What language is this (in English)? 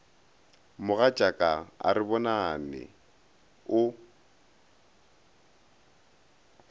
Northern Sotho